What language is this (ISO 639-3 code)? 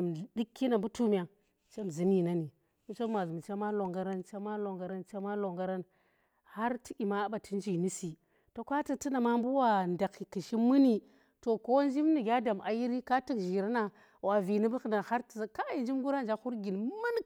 ttr